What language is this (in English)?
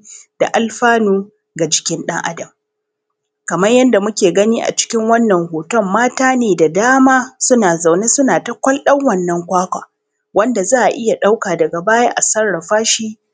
Hausa